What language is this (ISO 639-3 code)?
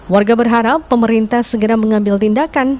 ind